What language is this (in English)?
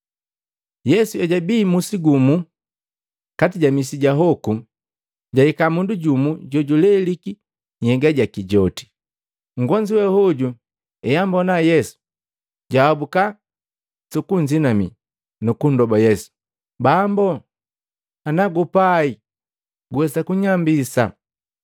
Matengo